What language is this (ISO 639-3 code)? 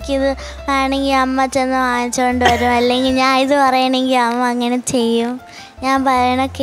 mal